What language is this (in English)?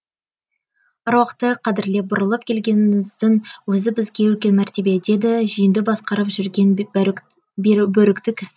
Kazakh